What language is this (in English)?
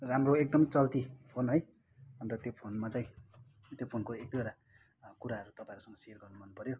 Nepali